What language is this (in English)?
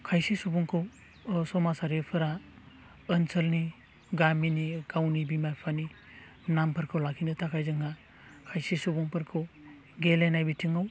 Bodo